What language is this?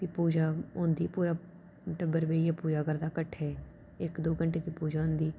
Dogri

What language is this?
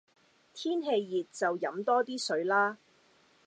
Cantonese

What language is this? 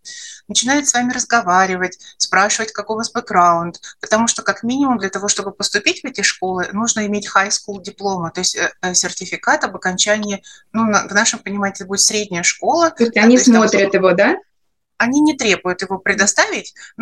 Russian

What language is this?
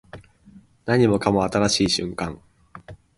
Japanese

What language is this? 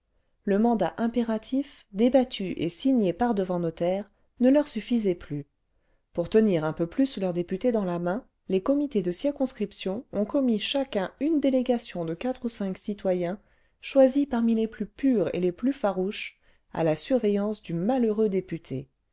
French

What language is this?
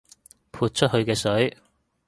Cantonese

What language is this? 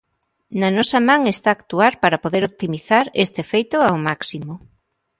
Galician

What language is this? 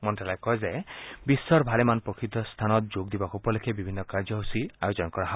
Assamese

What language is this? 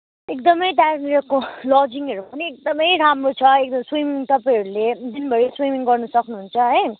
Nepali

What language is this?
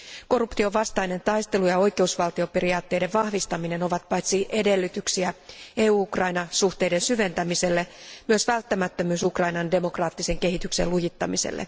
Finnish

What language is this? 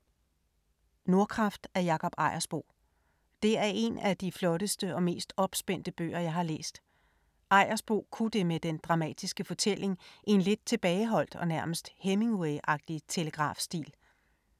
Danish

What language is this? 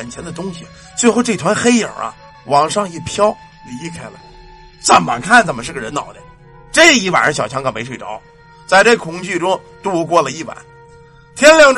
Chinese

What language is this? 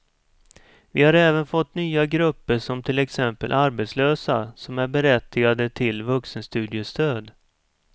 Swedish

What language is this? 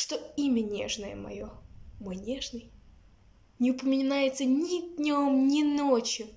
Russian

